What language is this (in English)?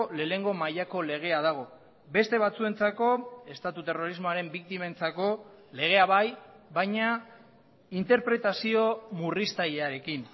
Basque